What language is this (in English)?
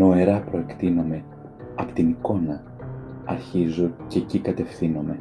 Greek